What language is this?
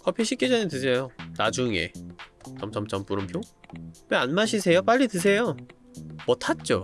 Korean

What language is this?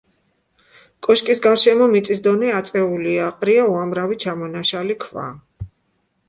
Georgian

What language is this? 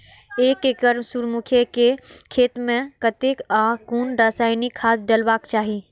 Maithili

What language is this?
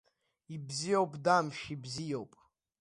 Abkhazian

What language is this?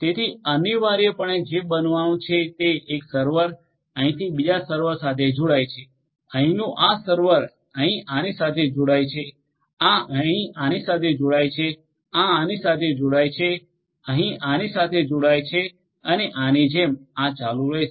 Gujarati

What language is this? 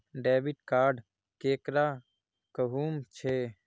Magahi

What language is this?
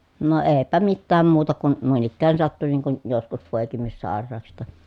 Finnish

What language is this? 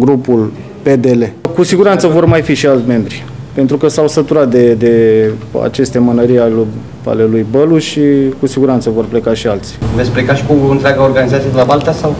Romanian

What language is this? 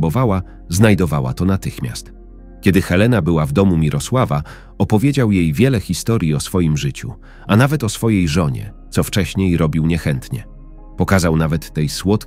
Polish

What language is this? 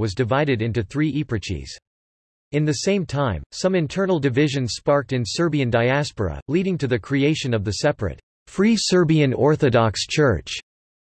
English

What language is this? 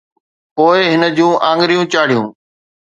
Sindhi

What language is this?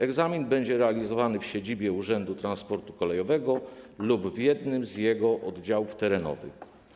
Polish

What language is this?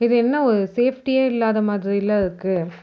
Tamil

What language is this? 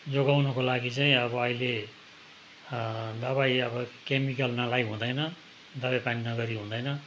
Nepali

